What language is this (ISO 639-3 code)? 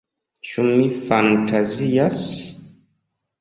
epo